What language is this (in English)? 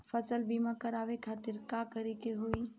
Bhojpuri